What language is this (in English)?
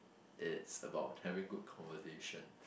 English